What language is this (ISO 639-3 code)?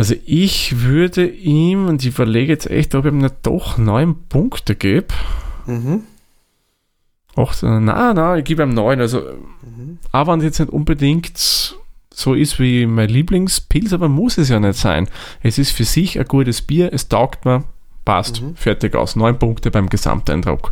deu